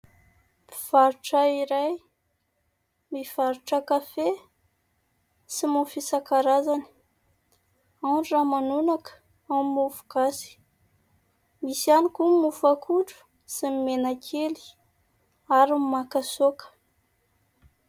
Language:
Malagasy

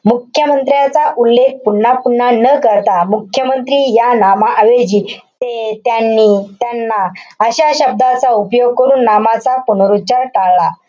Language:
Marathi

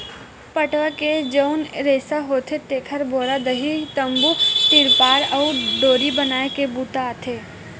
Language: Chhattisgarhi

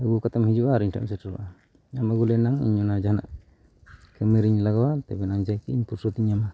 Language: Santali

